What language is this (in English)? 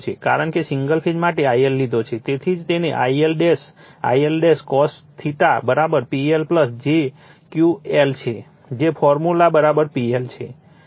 Gujarati